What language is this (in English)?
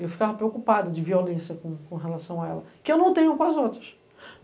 Portuguese